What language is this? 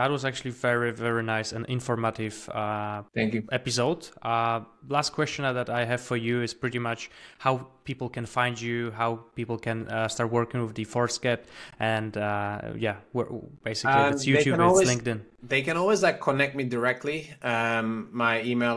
English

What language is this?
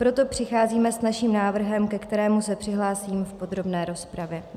Czech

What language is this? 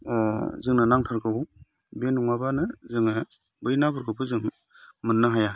Bodo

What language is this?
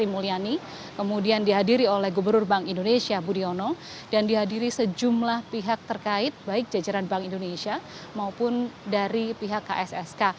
Indonesian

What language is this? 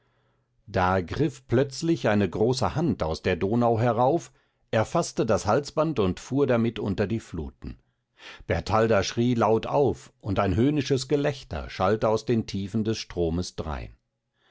German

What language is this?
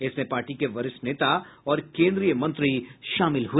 Hindi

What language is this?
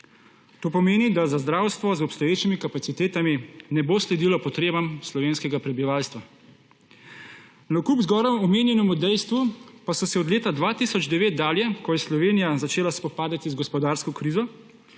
Slovenian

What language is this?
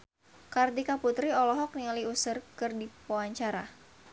Sundanese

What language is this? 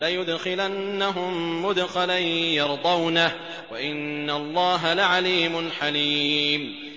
Arabic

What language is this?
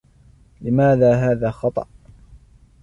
Arabic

